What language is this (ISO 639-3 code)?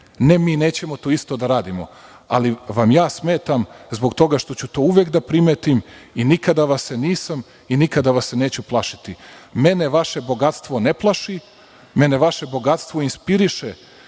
srp